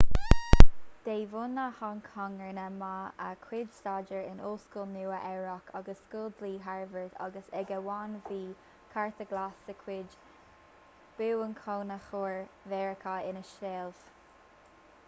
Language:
Irish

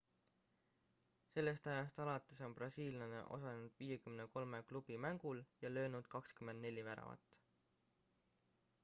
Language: Estonian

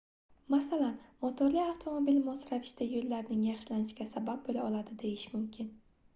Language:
Uzbek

